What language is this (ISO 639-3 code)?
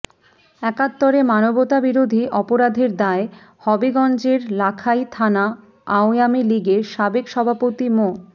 ben